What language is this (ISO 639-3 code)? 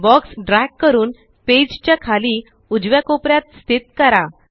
mar